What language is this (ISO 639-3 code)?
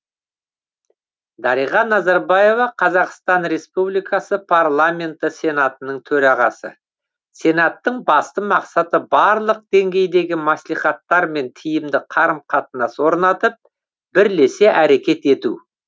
kaz